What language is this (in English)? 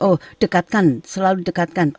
Indonesian